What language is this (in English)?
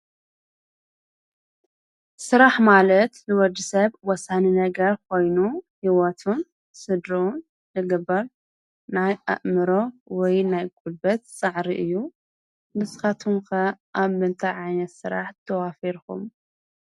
Tigrinya